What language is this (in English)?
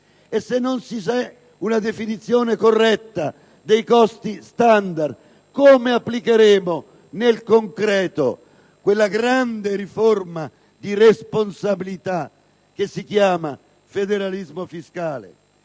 Italian